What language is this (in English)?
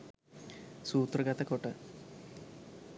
Sinhala